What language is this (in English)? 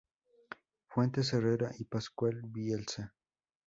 Spanish